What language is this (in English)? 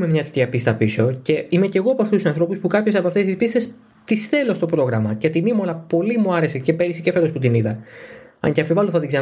Greek